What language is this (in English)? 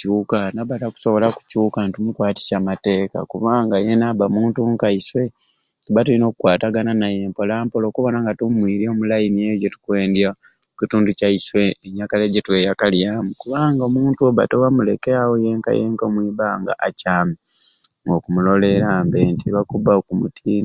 Ruuli